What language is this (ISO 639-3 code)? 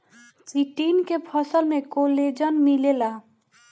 bho